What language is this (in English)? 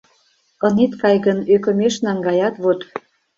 Mari